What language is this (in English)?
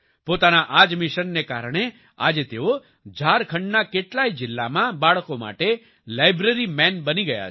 Gujarati